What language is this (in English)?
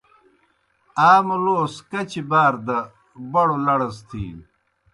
Kohistani Shina